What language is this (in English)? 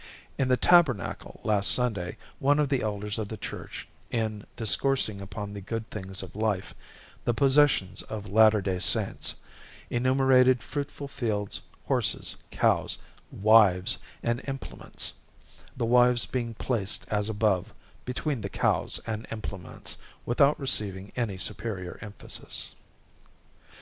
English